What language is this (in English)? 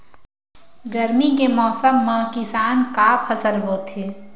Chhattisgarhi